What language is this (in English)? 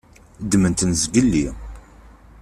Kabyle